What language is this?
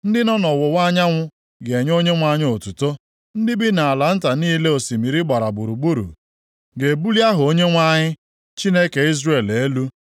Igbo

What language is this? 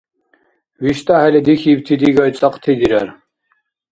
Dargwa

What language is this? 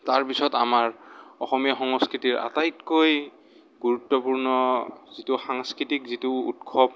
Assamese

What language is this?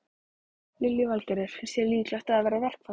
Icelandic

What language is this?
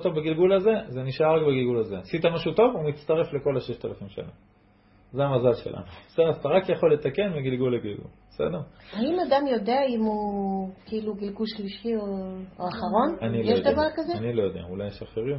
Hebrew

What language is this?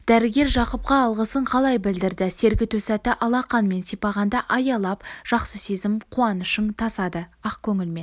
Kazakh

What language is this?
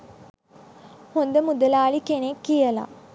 Sinhala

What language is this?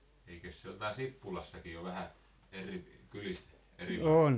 Finnish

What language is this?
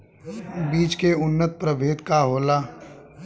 Bhojpuri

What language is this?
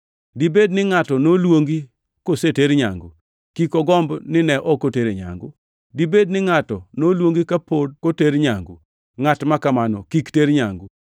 Luo (Kenya and Tanzania)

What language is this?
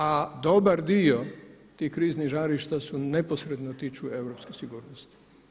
Croatian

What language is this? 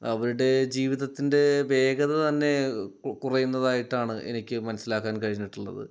Malayalam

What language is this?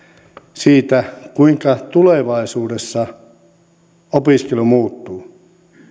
Finnish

